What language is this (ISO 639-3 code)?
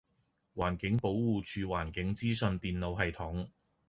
yue